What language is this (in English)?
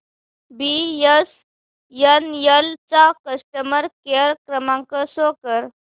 Marathi